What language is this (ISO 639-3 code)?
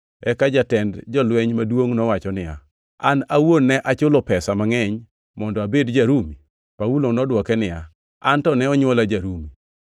luo